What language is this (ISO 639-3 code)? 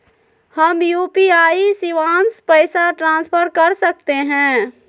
mag